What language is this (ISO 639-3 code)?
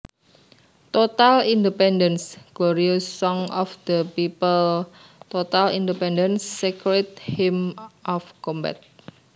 jav